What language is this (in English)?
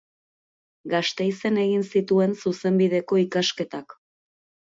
Basque